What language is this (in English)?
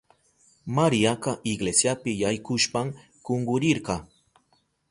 Southern Pastaza Quechua